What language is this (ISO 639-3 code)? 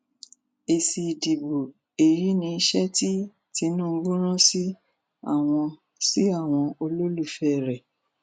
yor